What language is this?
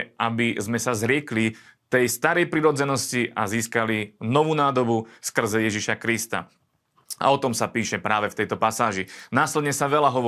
Slovak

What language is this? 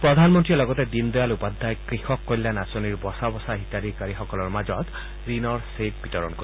Assamese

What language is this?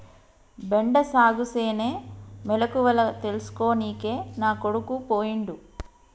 Telugu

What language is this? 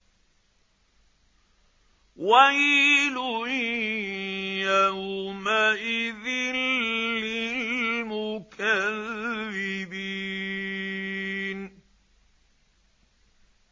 Arabic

